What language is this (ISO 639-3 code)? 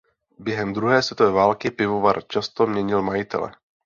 ces